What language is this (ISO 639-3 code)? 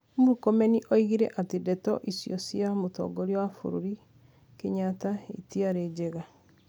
kik